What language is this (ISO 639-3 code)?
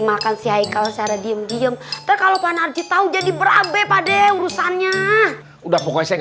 ind